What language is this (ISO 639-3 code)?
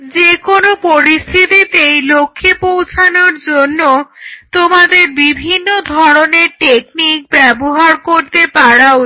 ben